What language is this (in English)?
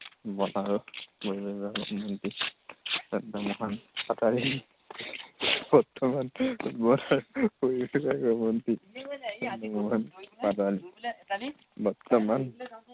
Assamese